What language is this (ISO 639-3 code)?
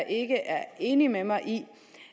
dan